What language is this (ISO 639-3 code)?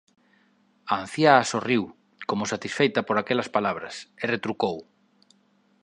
glg